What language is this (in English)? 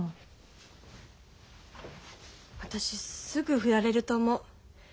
Japanese